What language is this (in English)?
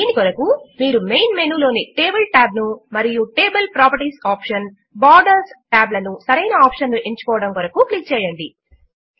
Telugu